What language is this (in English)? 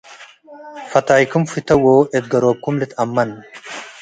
Tigre